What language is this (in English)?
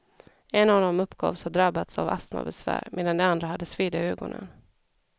Swedish